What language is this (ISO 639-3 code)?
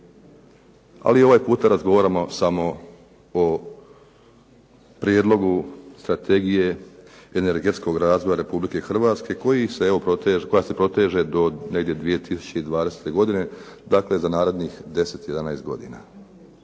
hrv